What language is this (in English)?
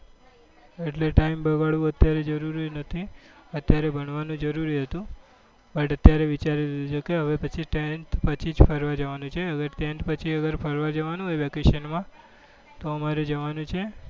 Gujarati